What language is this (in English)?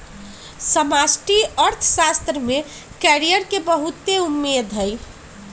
Magahi